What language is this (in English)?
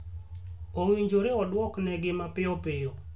Luo (Kenya and Tanzania)